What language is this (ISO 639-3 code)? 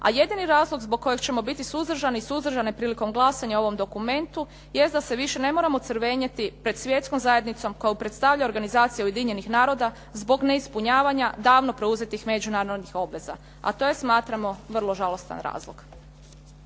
hrv